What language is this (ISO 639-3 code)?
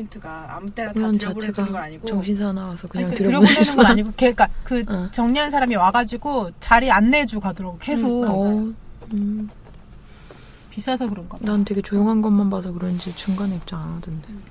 kor